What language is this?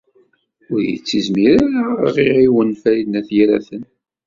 Kabyle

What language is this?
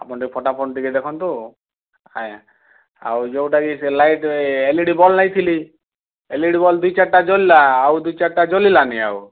Odia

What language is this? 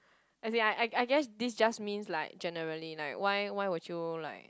English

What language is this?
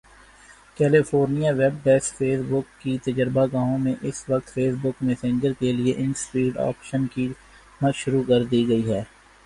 Urdu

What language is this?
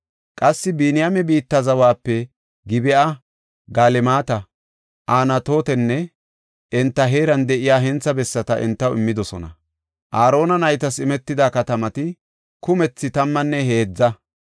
Gofa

